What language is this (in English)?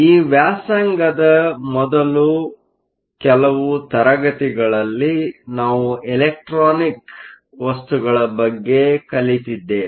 Kannada